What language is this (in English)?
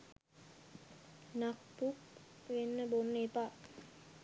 Sinhala